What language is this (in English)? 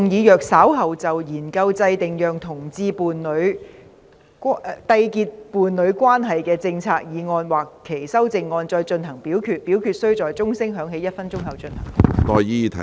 Cantonese